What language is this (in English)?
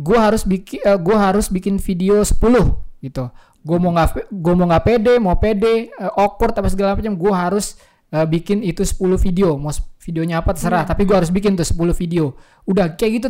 Indonesian